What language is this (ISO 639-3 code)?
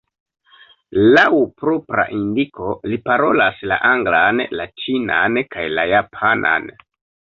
epo